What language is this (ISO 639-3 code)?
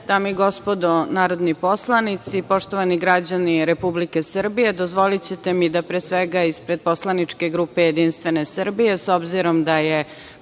srp